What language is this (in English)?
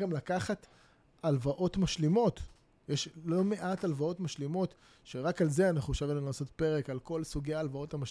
Hebrew